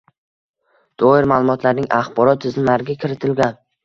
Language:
Uzbek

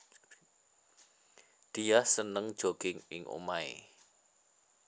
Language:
Javanese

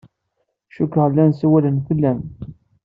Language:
Kabyle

